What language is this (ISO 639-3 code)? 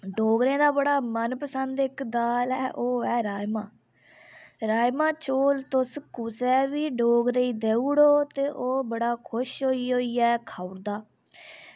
doi